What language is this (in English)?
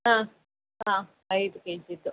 Kannada